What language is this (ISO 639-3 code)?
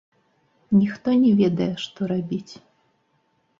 bel